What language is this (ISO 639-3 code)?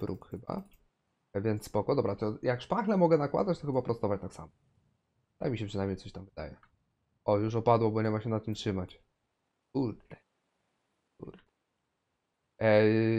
pol